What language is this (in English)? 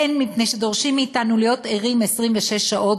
Hebrew